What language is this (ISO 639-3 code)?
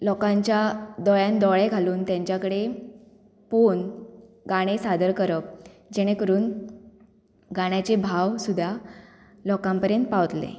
kok